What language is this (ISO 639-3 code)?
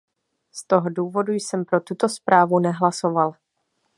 ces